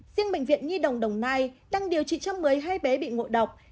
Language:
Vietnamese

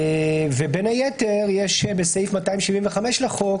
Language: Hebrew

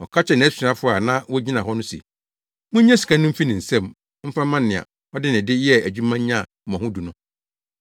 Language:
Akan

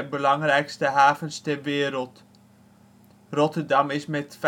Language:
Dutch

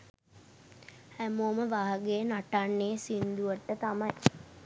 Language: Sinhala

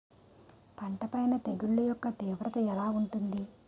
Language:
Telugu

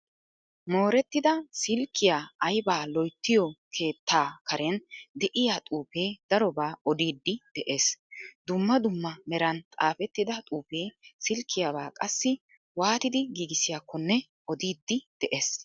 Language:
Wolaytta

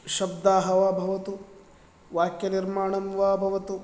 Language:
Sanskrit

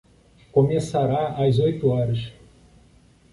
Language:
Portuguese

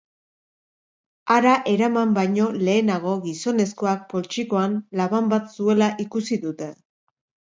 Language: Basque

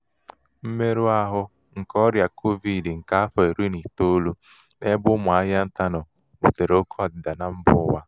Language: Igbo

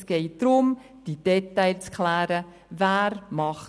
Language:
Swiss German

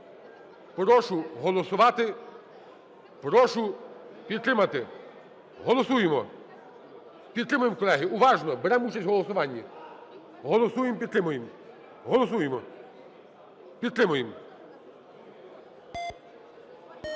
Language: Ukrainian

